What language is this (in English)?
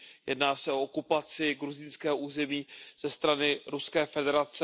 Czech